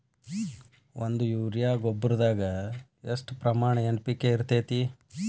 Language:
Kannada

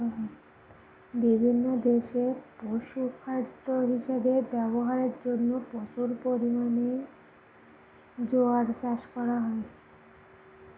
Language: Bangla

